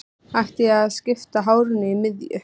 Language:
Icelandic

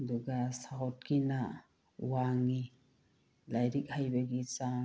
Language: Manipuri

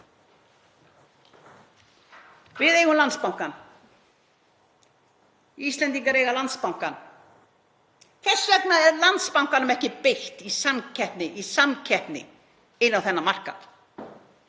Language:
Icelandic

